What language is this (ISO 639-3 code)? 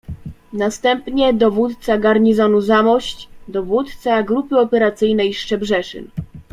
pol